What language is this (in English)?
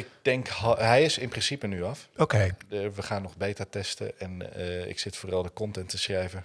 Dutch